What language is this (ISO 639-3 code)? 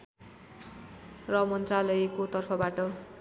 nep